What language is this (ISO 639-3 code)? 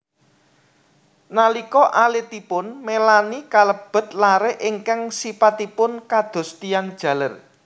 jav